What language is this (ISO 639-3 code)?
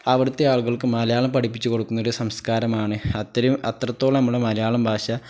mal